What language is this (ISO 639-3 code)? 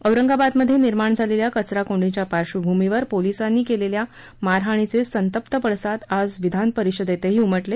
mar